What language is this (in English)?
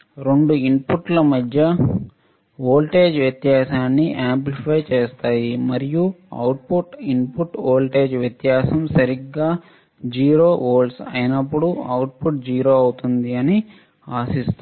Telugu